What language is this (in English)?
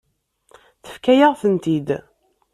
Kabyle